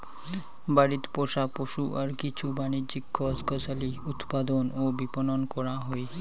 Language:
Bangla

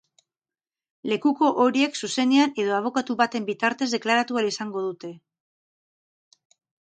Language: Basque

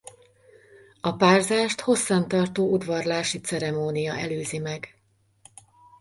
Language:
Hungarian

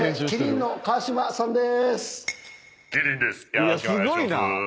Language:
Japanese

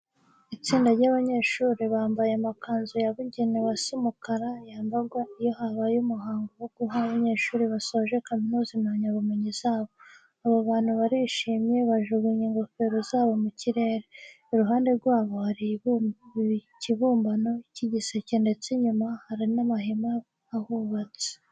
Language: Kinyarwanda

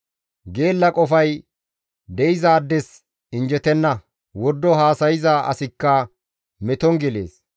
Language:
Gamo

